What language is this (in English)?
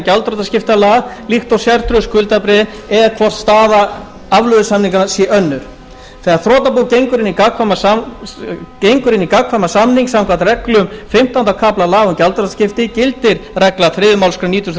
Icelandic